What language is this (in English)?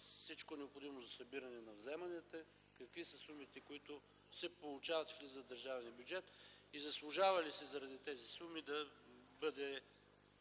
Bulgarian